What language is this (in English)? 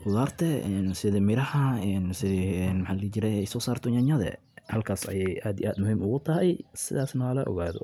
Somali